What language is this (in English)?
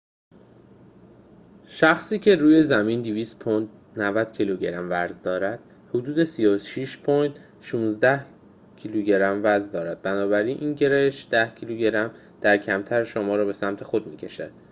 Persian